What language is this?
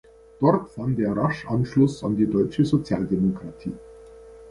German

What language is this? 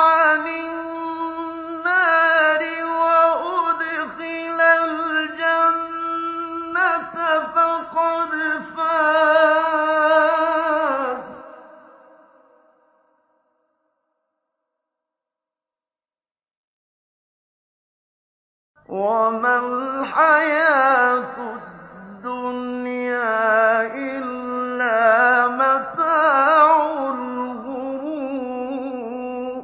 Arabic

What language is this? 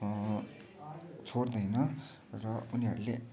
Nepali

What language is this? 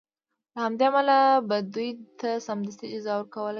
Pashto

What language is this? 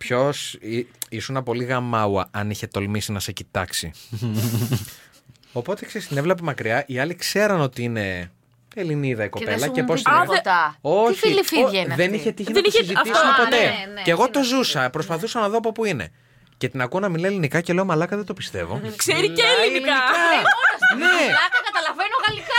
Greek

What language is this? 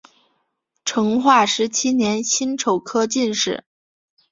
Chinese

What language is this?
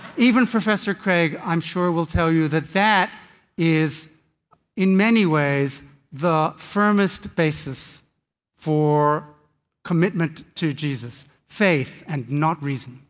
English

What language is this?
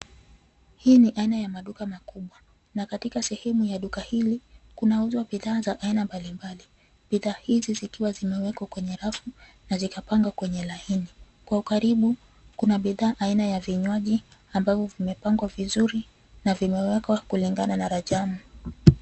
Swahili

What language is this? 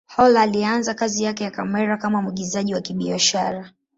Swahili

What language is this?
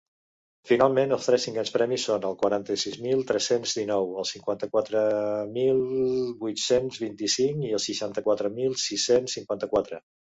Catalan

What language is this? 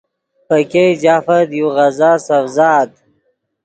Yidgha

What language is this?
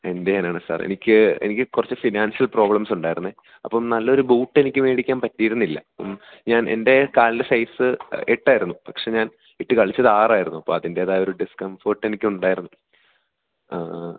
Malayalam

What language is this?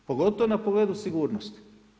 Croatian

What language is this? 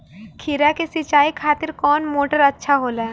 Bhojpuri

